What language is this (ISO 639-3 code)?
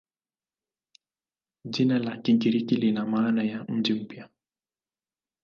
swa